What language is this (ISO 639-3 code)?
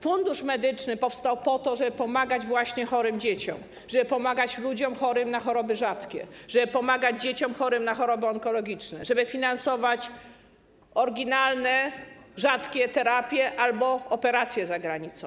pol